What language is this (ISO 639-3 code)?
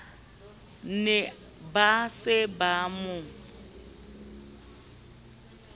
sot